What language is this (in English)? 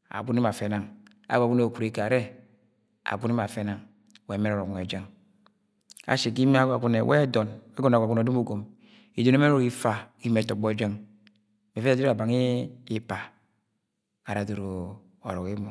Agwagwune